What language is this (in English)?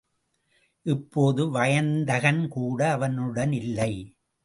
Tamil